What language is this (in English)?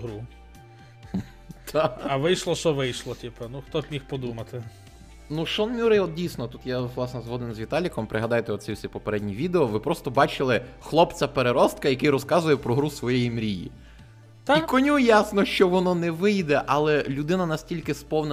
Ukrainian